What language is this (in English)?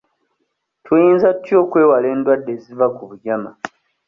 Ganda